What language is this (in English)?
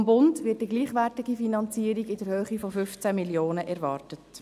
Swiss German